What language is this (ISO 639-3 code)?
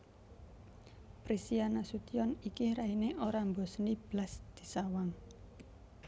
jav